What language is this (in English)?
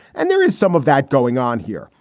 English